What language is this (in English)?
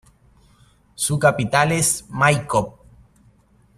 Spanish